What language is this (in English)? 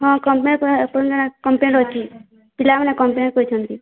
Odia